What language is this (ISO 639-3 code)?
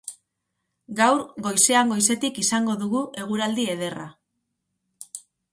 eus